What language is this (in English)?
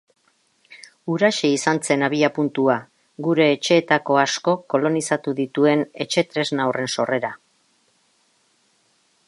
Basque